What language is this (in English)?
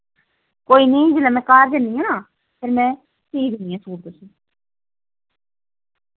Dogri